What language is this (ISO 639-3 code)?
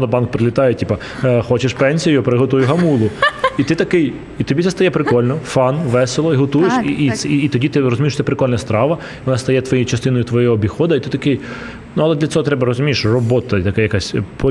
ukr